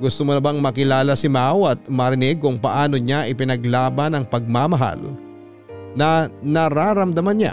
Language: Filipino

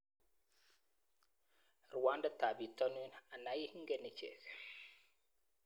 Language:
Kalenjin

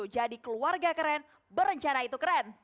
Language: Indonesian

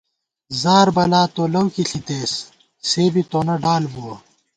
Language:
Gawar-Bati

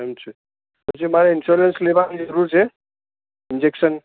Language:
Gujarati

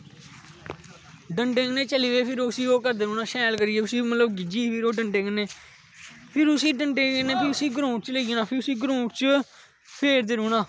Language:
Dogri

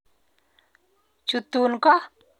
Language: Kalenjin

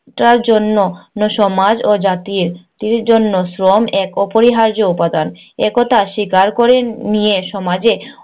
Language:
Bangla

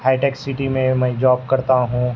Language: Urdu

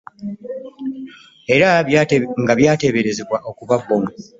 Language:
Ganda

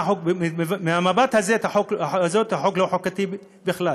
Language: Hebrew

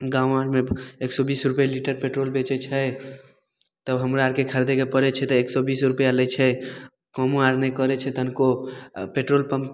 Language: Maithili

